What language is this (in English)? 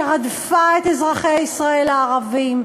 Hebrew